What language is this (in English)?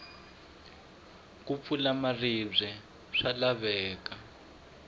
Tsonga